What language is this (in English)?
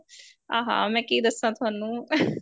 Punjabi